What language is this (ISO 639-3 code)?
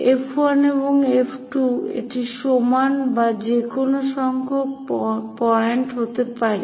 ben